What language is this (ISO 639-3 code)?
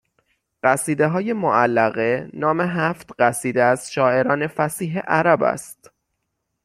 fas